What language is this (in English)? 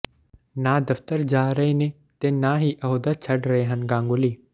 Punjabi